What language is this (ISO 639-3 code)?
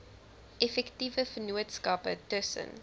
afr